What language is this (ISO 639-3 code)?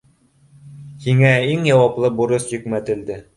bak